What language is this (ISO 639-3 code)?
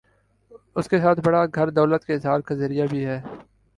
urd